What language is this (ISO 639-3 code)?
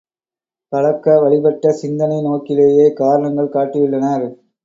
tam